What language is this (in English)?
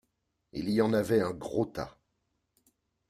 French